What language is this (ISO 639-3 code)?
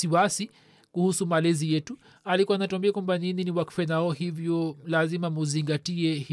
swa